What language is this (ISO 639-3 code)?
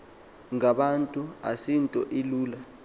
xho